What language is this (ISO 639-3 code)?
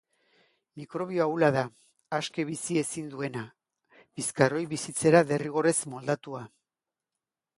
eus